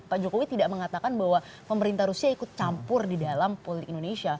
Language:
Indonesian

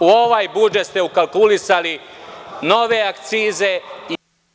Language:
Serbian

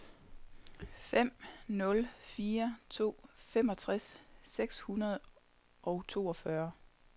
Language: Danish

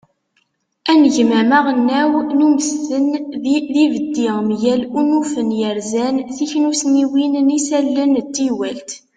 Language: Kabyle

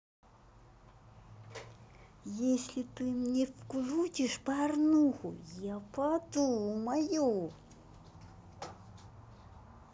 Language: Russian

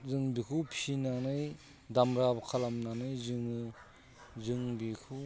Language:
Bodo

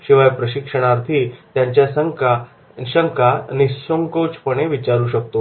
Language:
Marathi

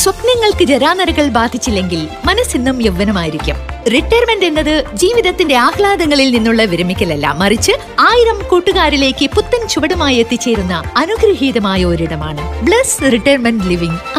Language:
Malayalam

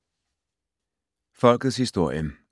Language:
Danish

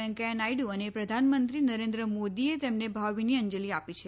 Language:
Gujarati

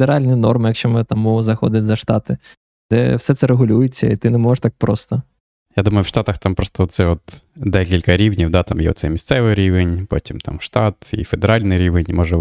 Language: Ukrainian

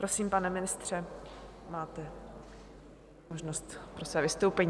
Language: Czech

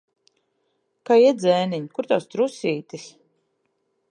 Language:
Latvian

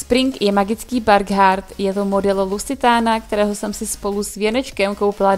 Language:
Czech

